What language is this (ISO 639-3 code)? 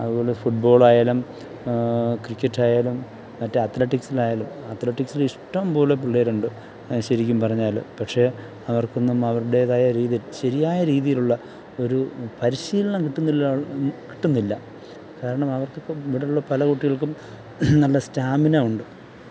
mal